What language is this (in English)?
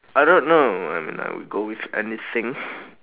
English